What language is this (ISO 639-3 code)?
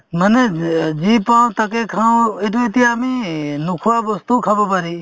asm